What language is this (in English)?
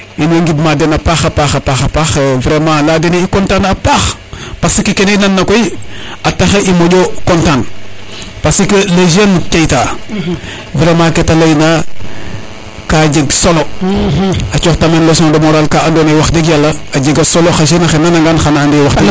Serer